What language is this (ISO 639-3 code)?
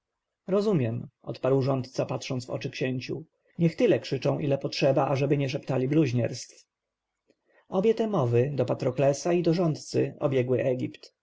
pol